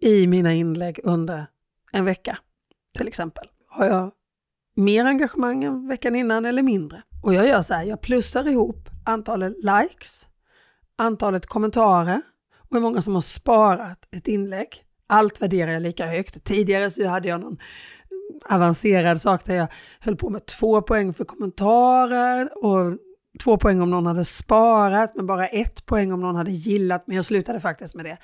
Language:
Swedish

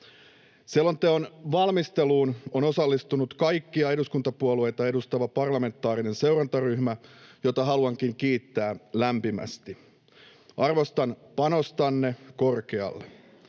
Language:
Finnish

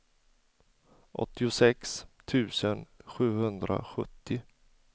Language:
Swedish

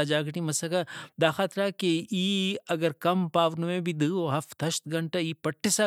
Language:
Brahui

